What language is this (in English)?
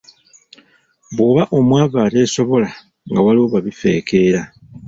Ganda